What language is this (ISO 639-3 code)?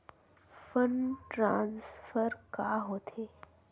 hne